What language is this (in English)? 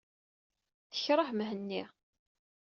Kabyle